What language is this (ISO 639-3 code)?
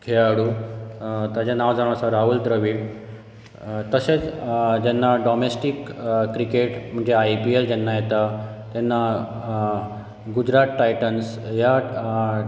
kok